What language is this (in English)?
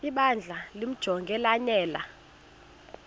Xhosa